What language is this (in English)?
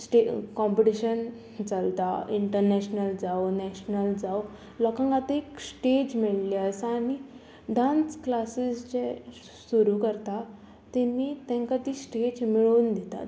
Konkani